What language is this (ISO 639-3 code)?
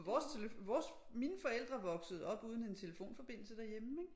dan